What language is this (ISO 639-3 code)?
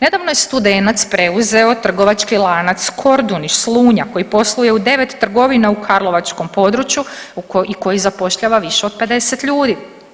hrv